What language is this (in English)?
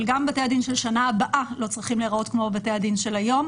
Hebrew